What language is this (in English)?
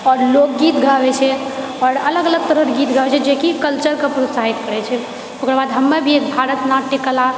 Maithili